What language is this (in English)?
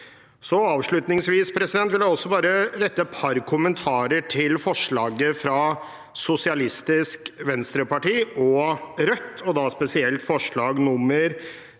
Norwegian